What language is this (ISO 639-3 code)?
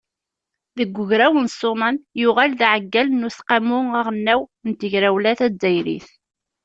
kab